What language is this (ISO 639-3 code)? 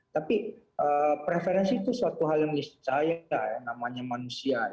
ind